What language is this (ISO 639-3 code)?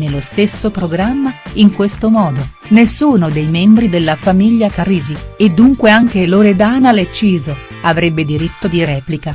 ita